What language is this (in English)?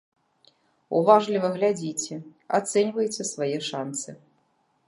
Belarusian